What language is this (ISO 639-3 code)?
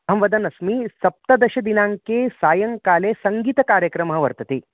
san